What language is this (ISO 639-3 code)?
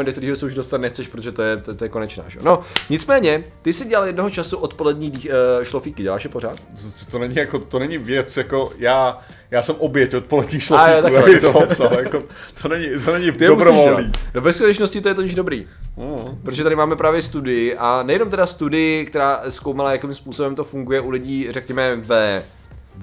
ces